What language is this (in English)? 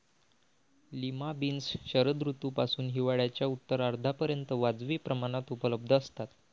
Marathi